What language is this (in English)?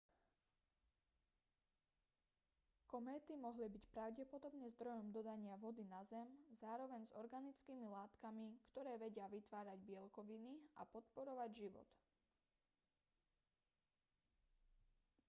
Slovak